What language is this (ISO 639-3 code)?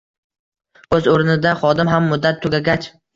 uzb